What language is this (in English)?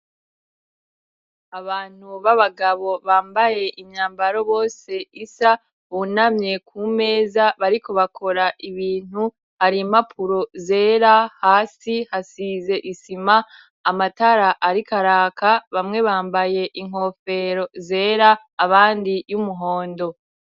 Rundi